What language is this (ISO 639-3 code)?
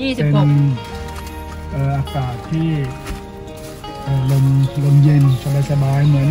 tha